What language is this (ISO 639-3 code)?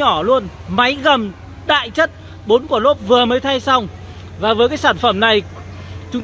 vie